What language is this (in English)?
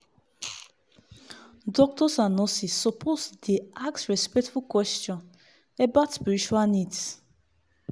Nigerian Pidgin